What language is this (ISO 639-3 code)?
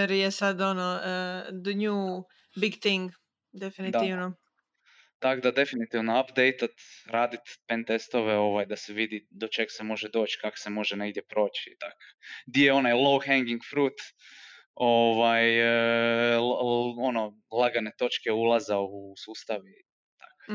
hrv